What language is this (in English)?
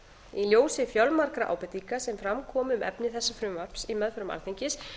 Icelandic